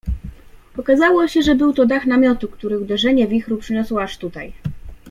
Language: Polish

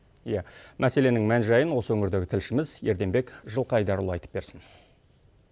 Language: Kazakh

